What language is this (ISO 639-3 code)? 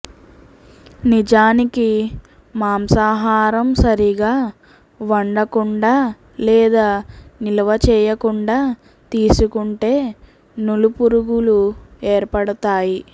tel